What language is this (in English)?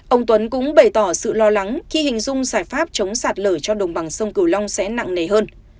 Vietnamese